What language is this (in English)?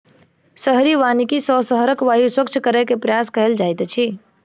Maithili